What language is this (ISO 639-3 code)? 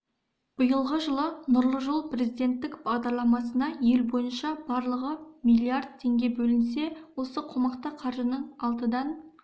kaz